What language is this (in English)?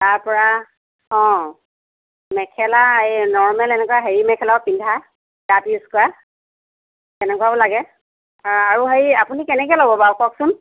Assamese